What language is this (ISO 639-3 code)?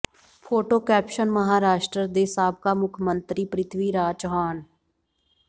pan